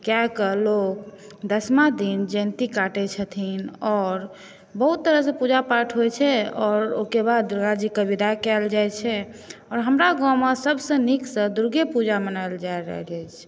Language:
Maithili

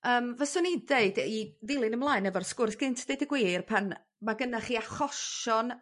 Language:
Welsh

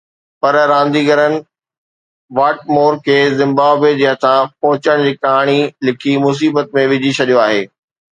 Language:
Sindhi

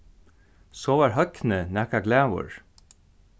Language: Faroese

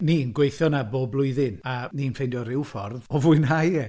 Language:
Welsh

